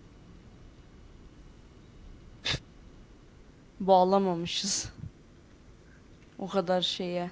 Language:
Turkish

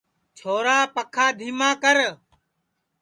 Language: Sansi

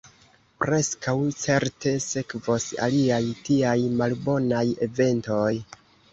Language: Esperanto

